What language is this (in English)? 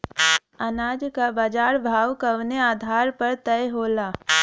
Bhojpuri